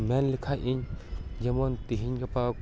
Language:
Santali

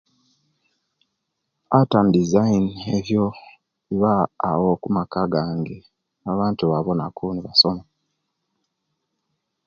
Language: Kenyi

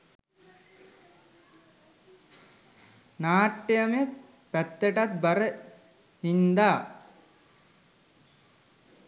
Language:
Sinhala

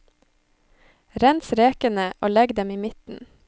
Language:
Norwegian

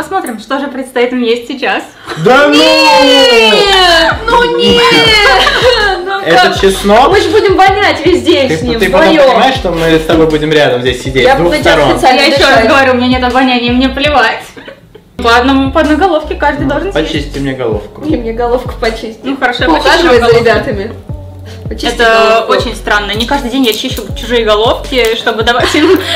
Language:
Russian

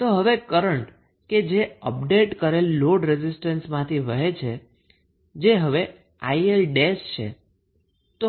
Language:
Gujarati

